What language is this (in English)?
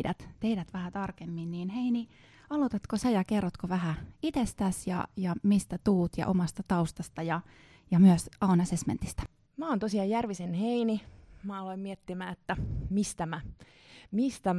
Finnish